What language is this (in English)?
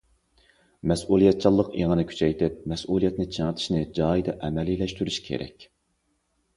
Uyghur